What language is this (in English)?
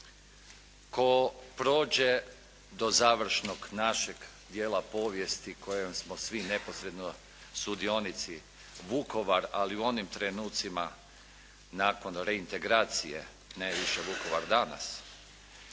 Croatian